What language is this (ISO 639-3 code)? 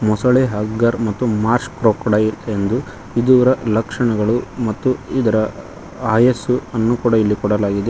kan